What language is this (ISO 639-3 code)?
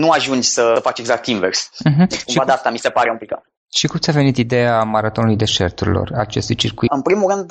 ron